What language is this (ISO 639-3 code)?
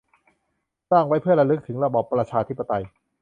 tha